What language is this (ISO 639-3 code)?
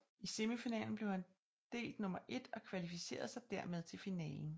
dan